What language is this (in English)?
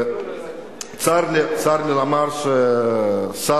Hebrew